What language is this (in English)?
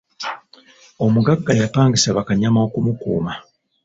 Ganda